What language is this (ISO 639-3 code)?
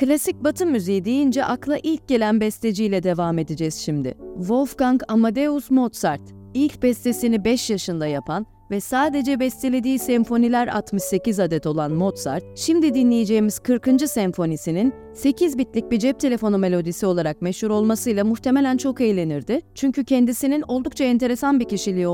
tur